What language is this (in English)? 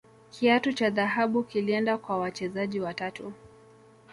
Swahili